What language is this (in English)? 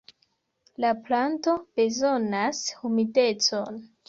Esperanto